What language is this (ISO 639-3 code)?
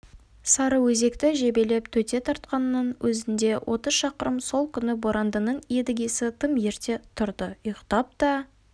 kaz